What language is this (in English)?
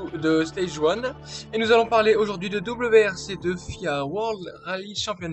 French